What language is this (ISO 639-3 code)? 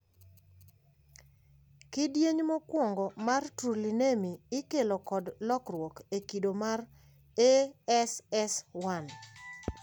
luo